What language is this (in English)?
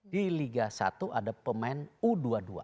Indonesian